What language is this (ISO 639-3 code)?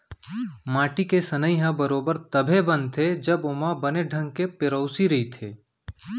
hne